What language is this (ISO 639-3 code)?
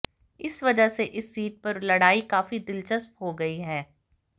hin